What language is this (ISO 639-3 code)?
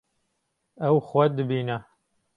kur